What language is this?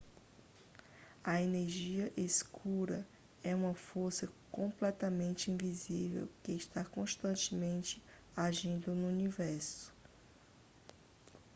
Portuguese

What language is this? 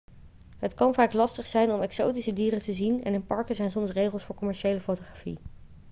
Dutch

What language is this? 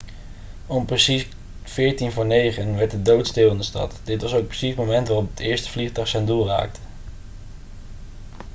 Dutch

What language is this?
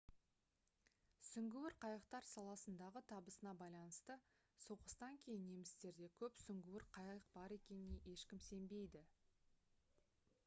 Kazakh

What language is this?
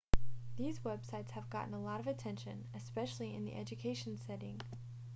English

